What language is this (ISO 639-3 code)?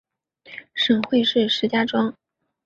zho